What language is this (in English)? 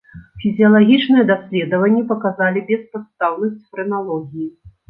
Belarusian